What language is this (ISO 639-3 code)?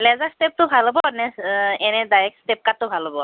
asm